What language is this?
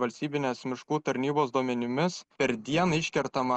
Lithuanian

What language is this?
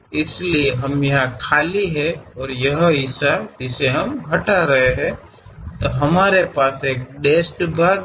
Kannada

